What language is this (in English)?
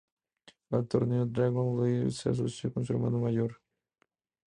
Spanish